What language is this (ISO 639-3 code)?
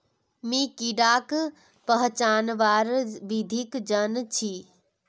mag